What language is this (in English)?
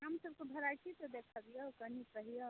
Maithili